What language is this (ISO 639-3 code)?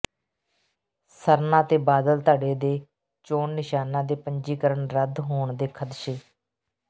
pan